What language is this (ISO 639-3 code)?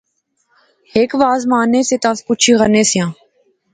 phr